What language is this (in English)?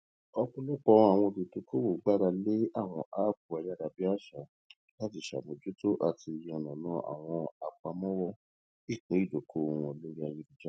Yoruba